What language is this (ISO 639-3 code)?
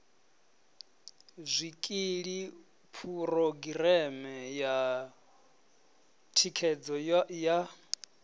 ven